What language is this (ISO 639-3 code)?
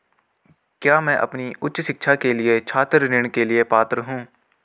hin